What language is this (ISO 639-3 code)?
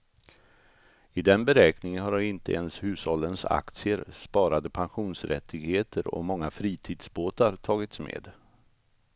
swe